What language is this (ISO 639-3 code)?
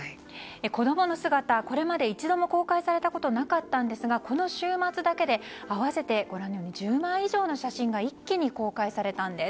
jpn